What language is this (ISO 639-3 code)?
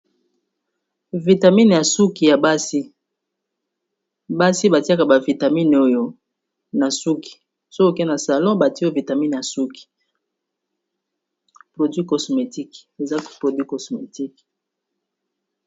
lin